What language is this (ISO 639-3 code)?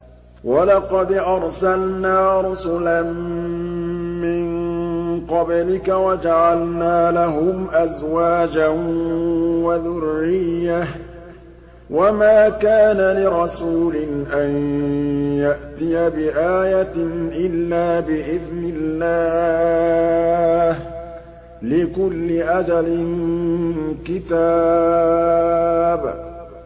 ara